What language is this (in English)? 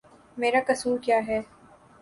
Urdu